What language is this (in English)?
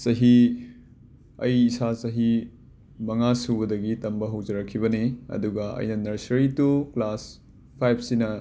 Manipuri